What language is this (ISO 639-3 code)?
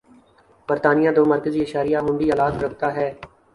urd